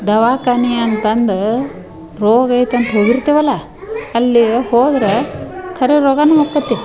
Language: Kannada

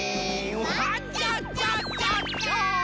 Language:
Japanese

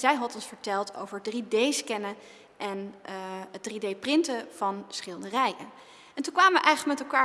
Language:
Dutch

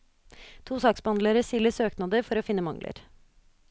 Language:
Norwegian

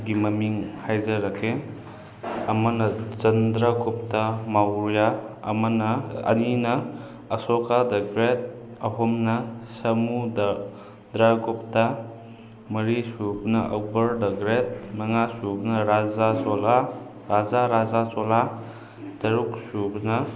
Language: Manipuri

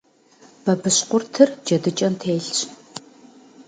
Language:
Kabardian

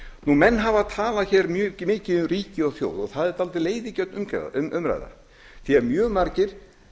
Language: Icelandic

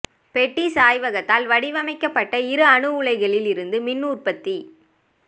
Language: Tamil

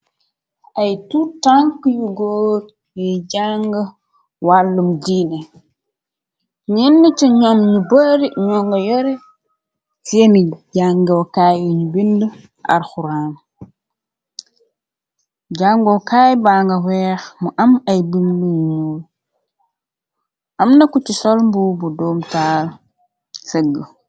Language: Wolof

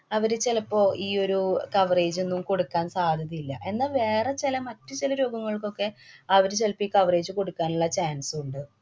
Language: Malayalam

